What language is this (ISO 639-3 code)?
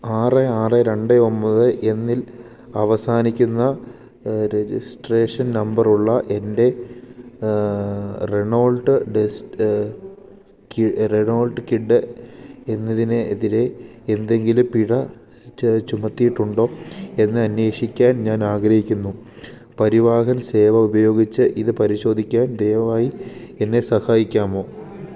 mal